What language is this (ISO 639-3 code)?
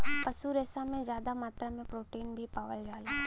bho